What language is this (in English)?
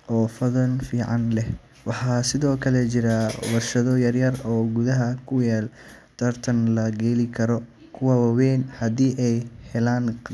Somali